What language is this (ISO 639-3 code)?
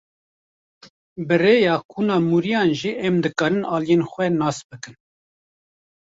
kur